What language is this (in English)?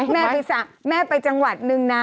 Thai